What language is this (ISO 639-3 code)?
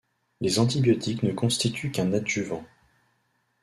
fra